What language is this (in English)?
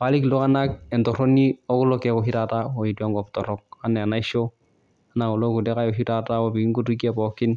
Masai